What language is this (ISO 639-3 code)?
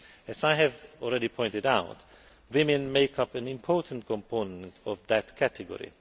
eng